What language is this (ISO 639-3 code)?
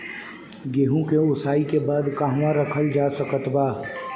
bho